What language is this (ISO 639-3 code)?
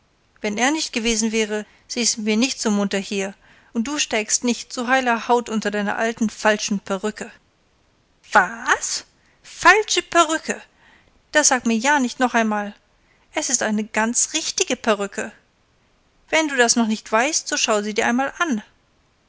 deu